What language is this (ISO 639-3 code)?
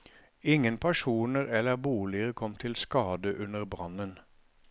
nor